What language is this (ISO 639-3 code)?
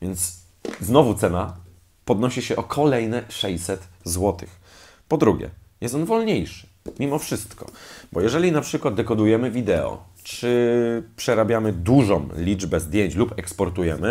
pol